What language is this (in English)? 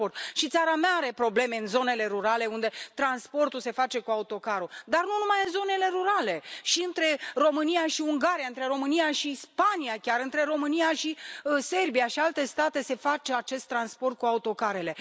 Romanian